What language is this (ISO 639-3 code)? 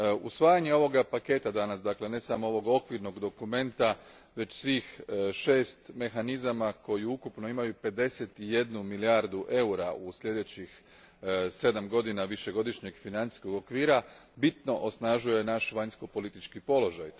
hrv